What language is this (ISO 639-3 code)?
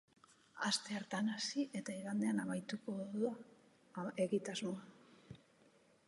eus